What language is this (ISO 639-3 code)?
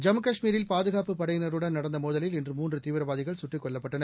tam